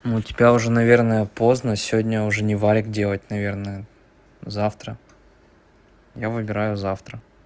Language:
Russian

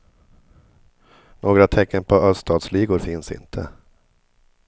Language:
Swedish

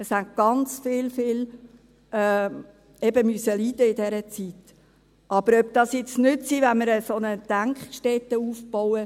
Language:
Swiss German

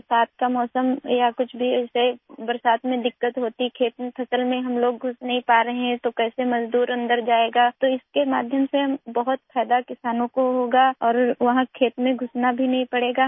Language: Urdu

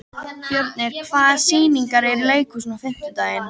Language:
Icelandic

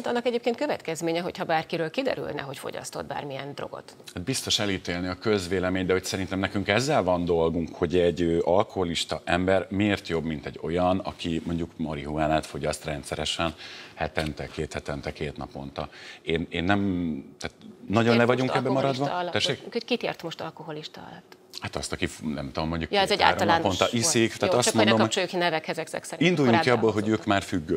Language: Hungarian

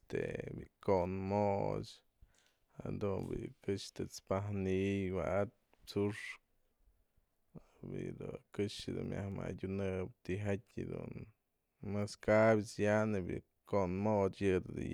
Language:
Mazatlán Mixe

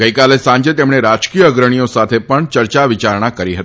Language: Gujarati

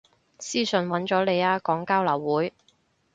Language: Cantonese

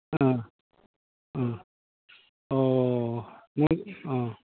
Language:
Bodo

